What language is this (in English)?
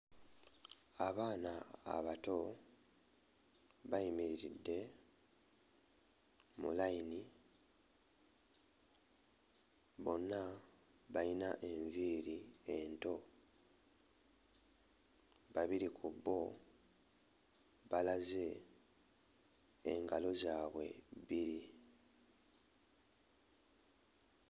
Ganda